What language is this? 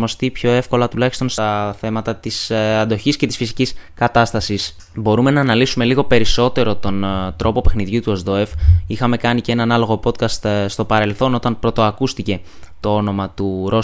Greek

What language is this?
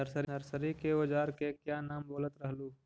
Magahi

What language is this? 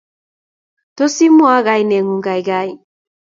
Kalenjin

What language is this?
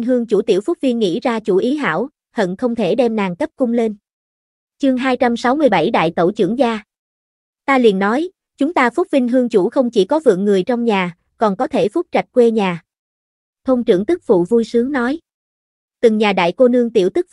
Vietnamese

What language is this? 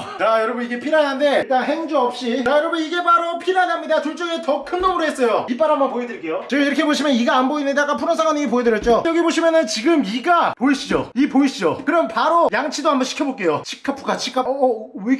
Korean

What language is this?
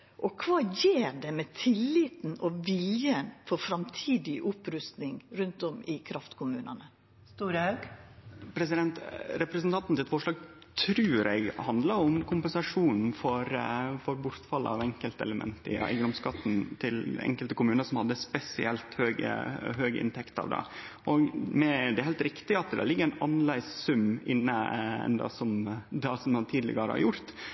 Norwegian Nynorsk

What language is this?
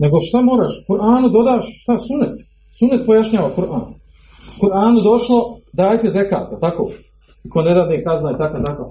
Croatian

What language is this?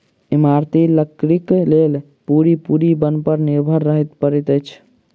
Maithili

